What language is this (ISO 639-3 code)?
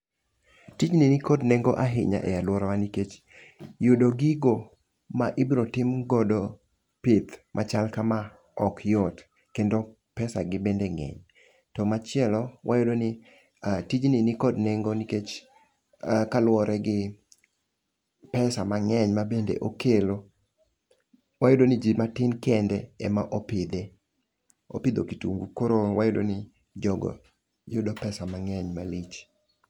luo